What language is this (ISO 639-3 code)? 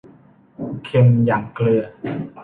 tha